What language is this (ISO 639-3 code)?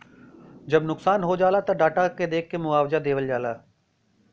bho